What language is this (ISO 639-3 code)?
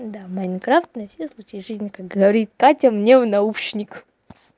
rus